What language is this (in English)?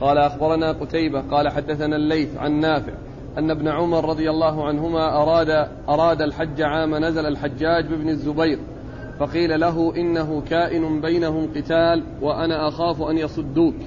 Arabic